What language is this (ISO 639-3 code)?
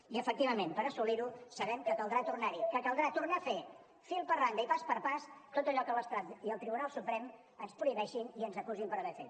cat